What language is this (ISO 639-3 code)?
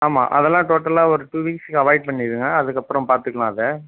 tam